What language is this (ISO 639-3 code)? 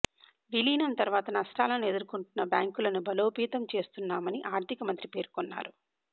tel